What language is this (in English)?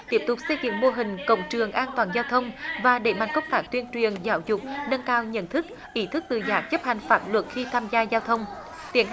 Vietnamese